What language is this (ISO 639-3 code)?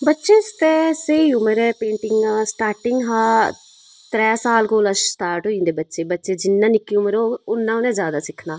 doi